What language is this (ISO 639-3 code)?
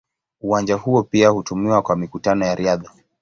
swa